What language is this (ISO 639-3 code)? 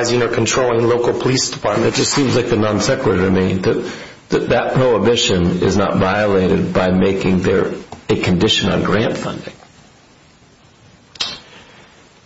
eng